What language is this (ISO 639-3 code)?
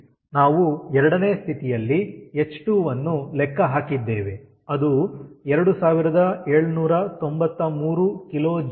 kan